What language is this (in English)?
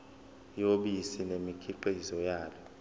Zulu